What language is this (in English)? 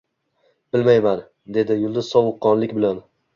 Uzbek